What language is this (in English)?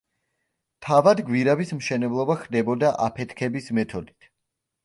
Georgian